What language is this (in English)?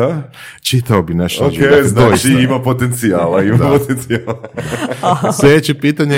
Croatian